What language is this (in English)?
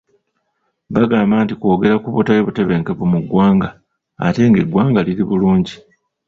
Ganda